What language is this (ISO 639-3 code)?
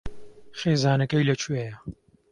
ckb